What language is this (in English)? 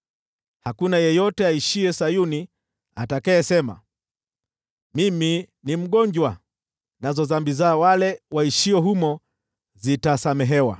Swahili